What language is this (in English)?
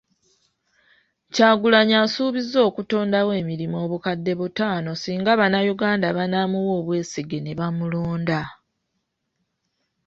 Ganda